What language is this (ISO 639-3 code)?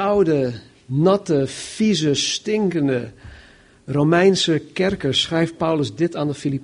nld